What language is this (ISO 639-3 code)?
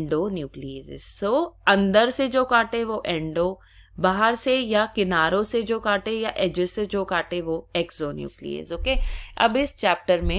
hin